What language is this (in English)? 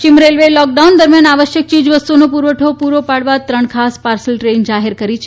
Gujarati